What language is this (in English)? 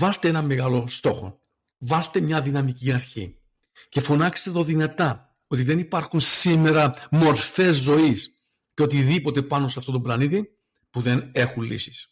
Greek